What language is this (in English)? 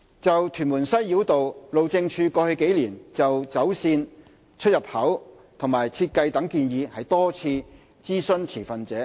Cantonese